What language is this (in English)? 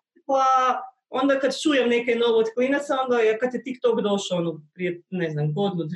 Croatian